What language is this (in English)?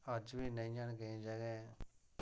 Dogri